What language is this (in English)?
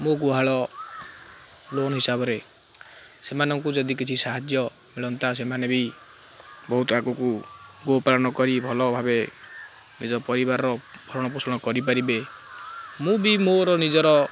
Odia